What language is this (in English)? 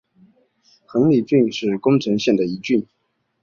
Chinese